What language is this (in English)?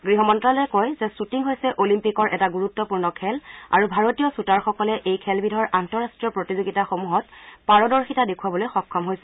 Assamese